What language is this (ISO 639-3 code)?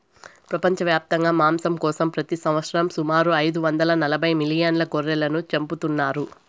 tel